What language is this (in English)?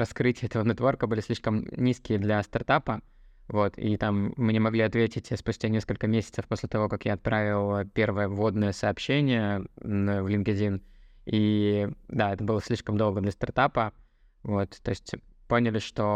Russian